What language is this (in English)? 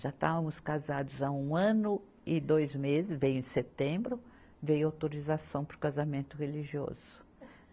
Portuguese